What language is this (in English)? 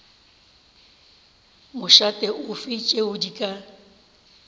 Northern Sotho